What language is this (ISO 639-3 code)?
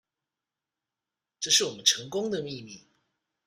zho